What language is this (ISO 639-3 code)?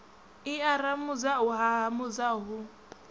ven